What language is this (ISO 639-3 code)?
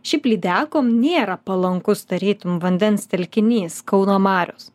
lit